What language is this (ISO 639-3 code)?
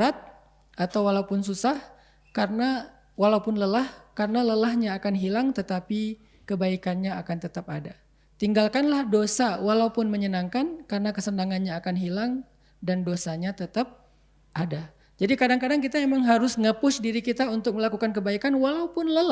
ind